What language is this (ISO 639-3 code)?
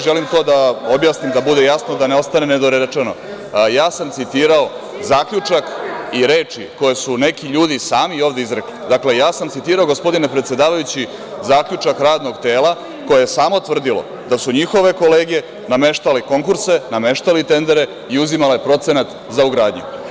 srp